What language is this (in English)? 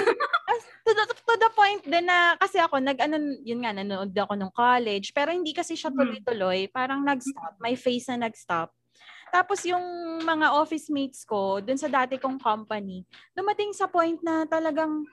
Filipino